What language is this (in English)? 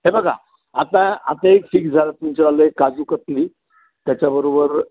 Marathi